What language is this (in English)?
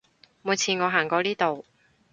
Cantonese